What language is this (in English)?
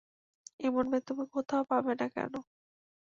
Bangla